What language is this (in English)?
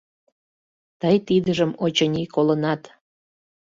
Mari